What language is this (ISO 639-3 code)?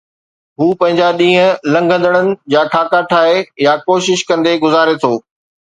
snd